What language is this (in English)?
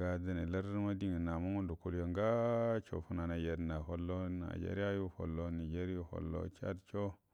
Buduma